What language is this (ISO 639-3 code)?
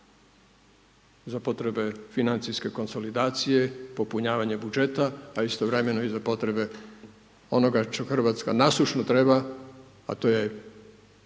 hrv